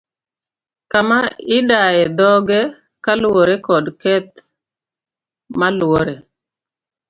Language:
Luo (Kenya and Tanzania)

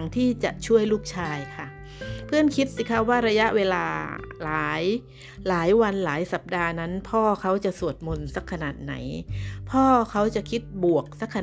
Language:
Thai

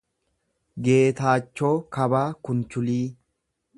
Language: Oromo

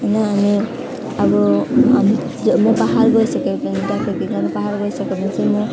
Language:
Nepali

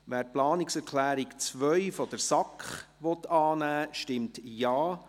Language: Swiss German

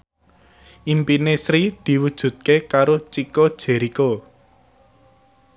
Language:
Javanese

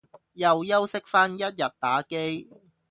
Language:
Cantonese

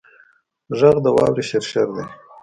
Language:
Pashto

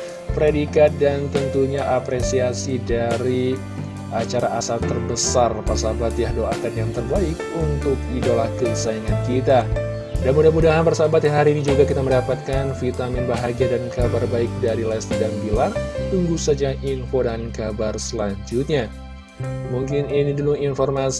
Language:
Indonesian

